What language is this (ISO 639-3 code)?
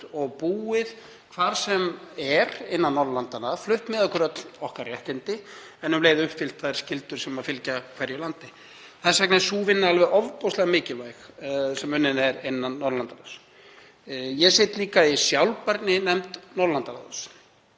isl